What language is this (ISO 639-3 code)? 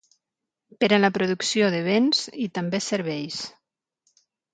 cat